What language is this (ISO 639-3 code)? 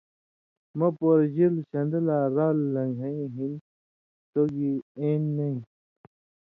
mvy